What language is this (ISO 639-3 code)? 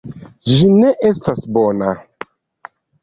epo